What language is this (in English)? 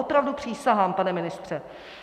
Czech